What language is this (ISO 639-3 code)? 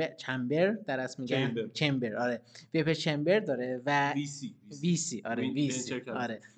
fas